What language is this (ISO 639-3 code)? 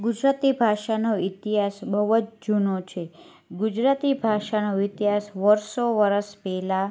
guj